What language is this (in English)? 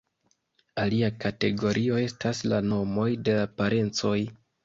Esperanto